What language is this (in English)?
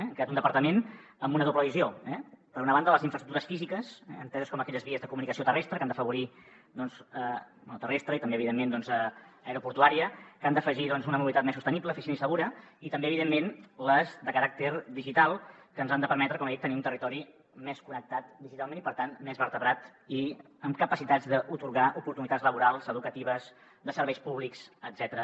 Catalan